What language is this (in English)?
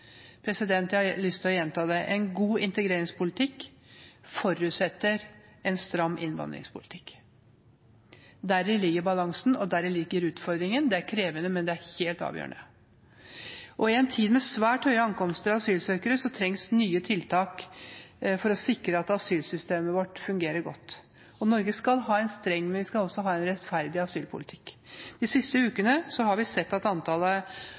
Norwegian Bokmål